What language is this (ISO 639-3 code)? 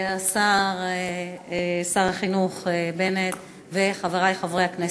heb